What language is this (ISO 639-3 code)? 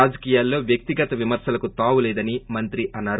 tel